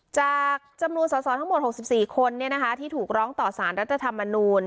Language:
Thai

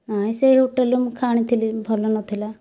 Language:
Odia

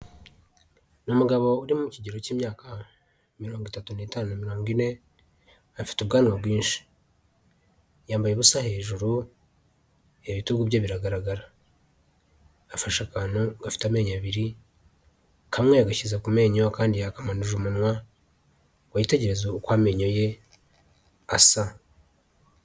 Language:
Kinyarwanda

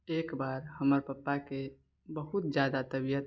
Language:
Maithili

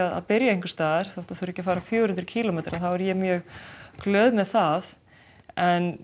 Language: Icelandic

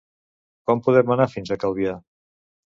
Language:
Catalan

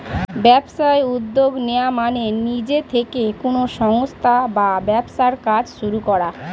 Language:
Bangla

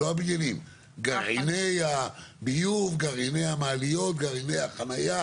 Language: Hebrew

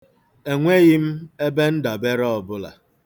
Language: Igbo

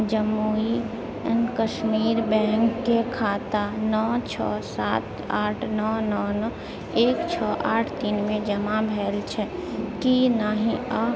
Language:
Maithili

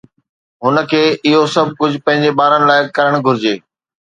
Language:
Sindhi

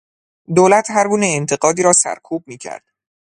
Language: Persian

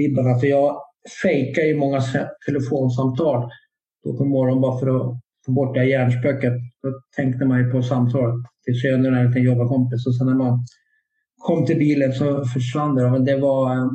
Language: Swedish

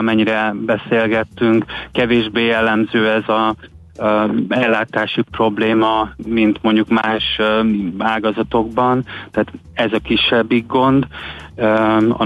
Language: Hungarian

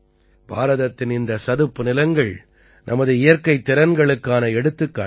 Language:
Tamil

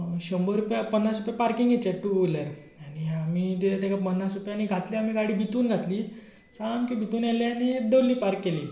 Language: Konkani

